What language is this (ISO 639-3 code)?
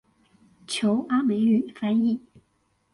zho